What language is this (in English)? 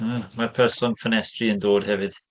Welsh